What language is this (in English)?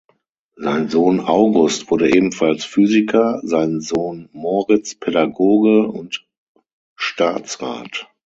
German